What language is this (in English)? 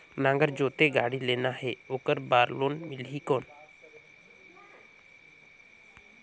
Chhattisgarhi